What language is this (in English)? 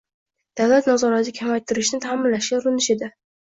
Uzbek